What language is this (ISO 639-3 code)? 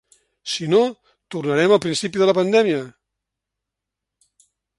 cat